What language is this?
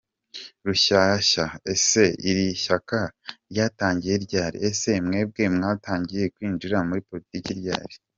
Kinyarwanda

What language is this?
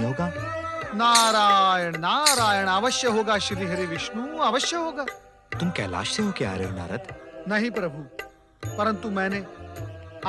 Hindi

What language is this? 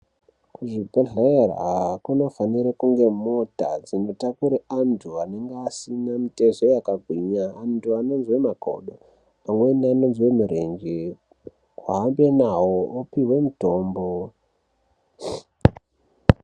Ndau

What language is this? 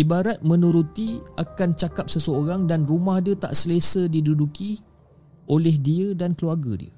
Malay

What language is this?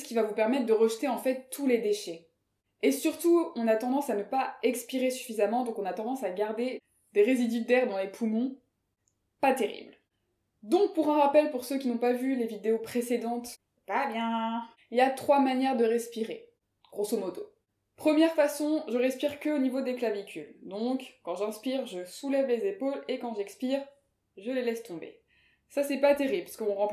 French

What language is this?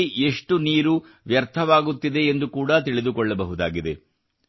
Kannada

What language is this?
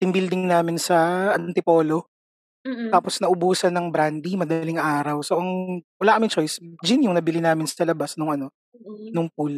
Filipino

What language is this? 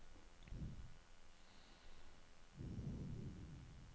Norwegian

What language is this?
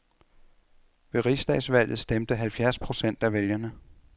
Danish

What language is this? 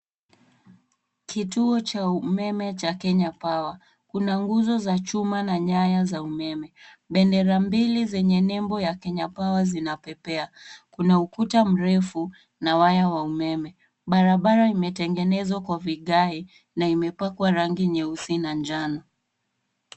Swahili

